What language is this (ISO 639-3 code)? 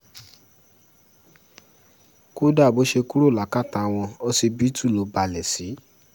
yor